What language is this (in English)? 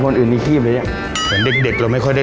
Thai